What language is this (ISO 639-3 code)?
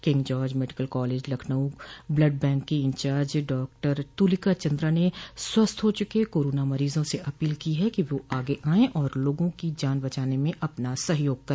hin